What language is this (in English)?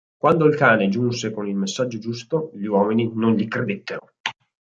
Italian